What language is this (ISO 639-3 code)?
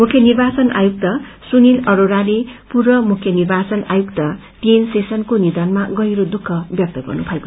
nep